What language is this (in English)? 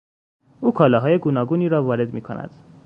Persian